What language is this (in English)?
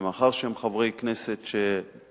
Hebrew